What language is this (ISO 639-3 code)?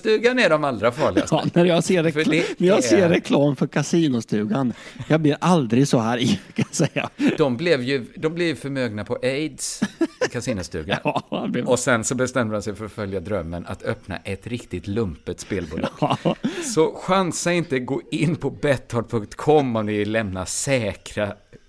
swe